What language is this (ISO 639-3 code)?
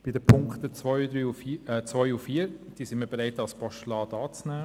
gsw